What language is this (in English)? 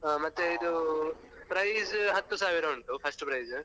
Kannada